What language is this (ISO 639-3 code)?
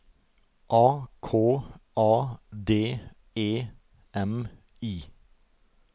nor